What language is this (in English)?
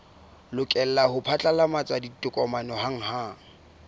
Southern Sotho